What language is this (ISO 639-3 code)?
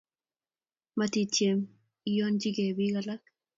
kln